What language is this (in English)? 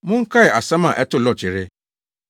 Akan